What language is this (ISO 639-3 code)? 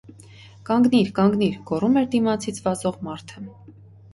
hye